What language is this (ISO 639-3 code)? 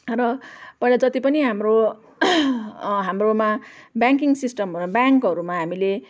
nep